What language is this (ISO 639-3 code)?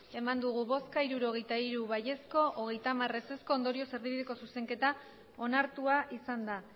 eus